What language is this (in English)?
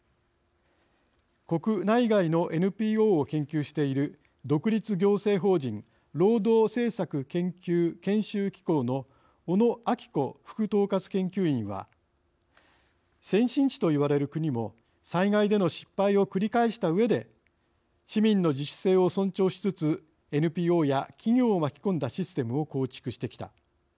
Japanese